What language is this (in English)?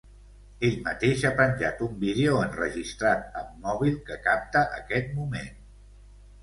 Catalan